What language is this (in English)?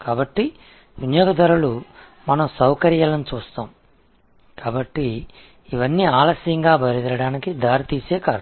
Tamil